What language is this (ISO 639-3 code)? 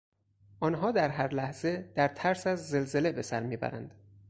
fas